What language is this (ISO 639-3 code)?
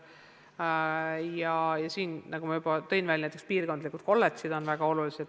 est